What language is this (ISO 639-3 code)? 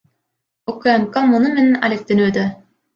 kir